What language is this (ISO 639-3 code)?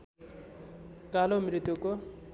nep